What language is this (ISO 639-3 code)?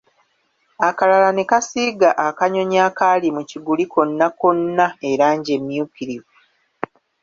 lug